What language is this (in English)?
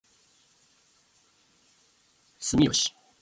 Japanese